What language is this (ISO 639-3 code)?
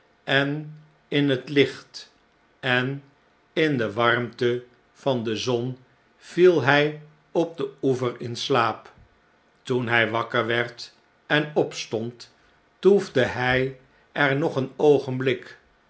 nld